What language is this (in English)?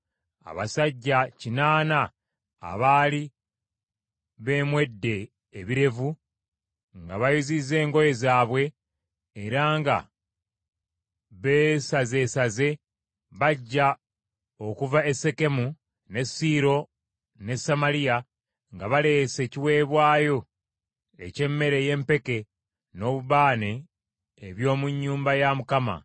Ganda